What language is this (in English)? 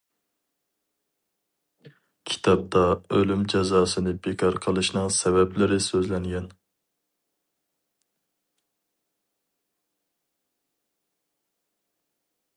Uyghur